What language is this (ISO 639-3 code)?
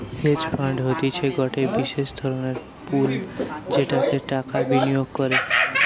ben